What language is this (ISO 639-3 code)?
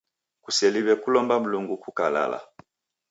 dav